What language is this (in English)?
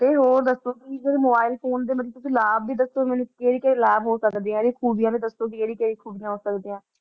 Punjabi